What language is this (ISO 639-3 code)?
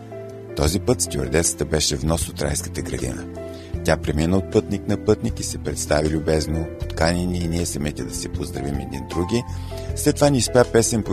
bul